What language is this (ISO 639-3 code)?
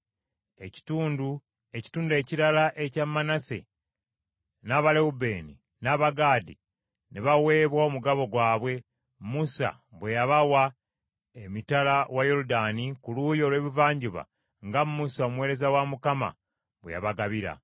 lug